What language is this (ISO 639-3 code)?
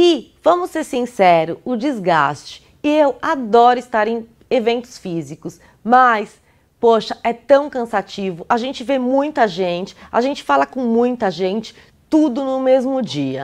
por